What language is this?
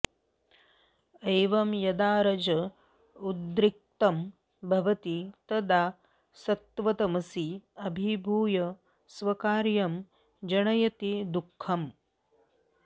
Sanskrit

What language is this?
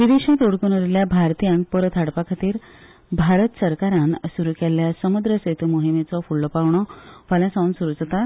Konkani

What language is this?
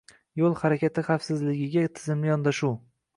Uzbek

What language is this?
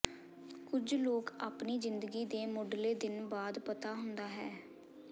Punjabi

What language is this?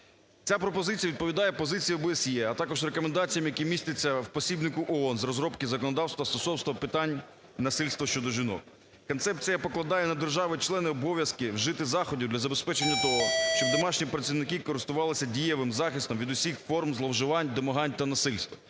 Ukrainian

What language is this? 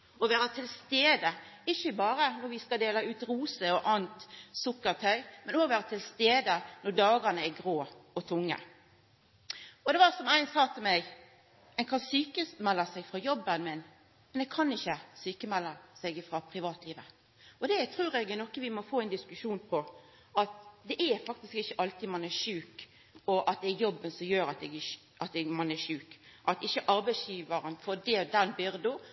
Norwegian Nynorsk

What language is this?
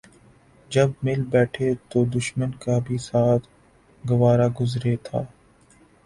Urdu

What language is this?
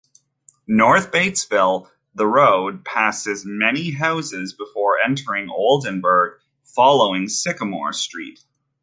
English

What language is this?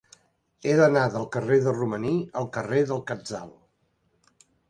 Catalan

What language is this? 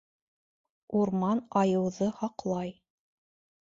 Bashkir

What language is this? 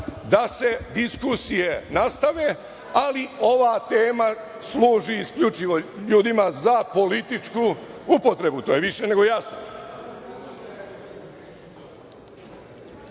Serbian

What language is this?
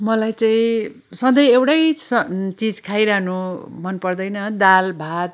Nepali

